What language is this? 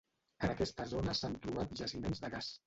Catalan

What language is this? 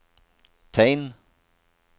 Norwegian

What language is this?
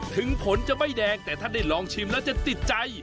Thai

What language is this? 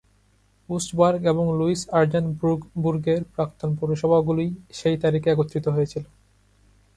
Bangla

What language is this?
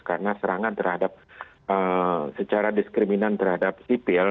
Indonesian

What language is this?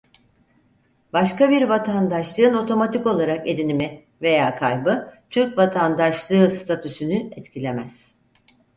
Turkish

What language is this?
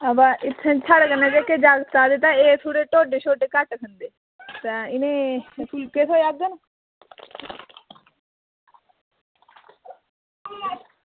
Dogri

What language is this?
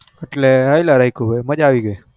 Gujarati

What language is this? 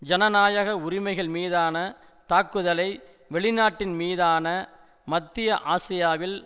Tamil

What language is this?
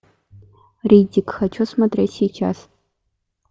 Russian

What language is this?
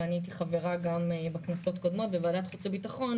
Hebrew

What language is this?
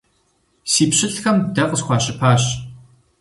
Kabardian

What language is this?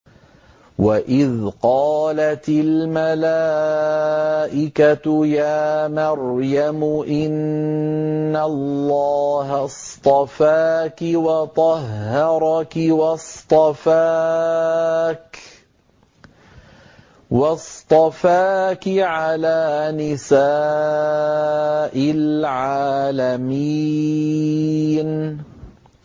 Arabic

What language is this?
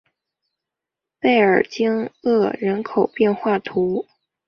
Chinese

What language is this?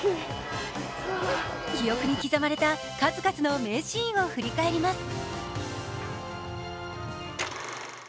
Japanese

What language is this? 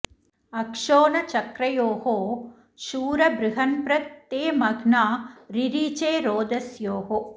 Sanskrit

